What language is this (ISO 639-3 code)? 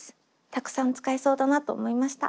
jpn